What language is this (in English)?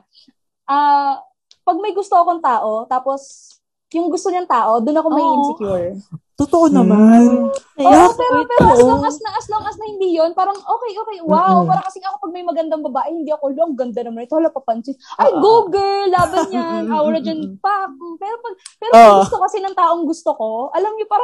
Filipino